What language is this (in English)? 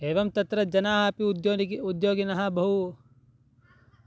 Sanskrit